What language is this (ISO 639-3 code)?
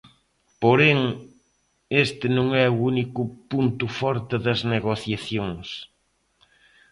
glg